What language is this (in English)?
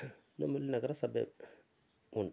Kannada